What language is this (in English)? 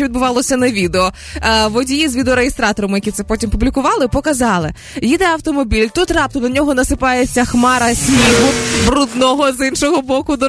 Ukrainian